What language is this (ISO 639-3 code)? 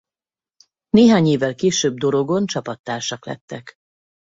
hun